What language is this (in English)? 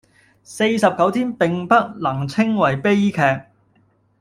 Cantonese